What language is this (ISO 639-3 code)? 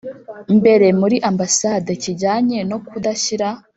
kin